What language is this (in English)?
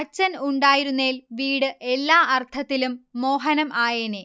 Malayalam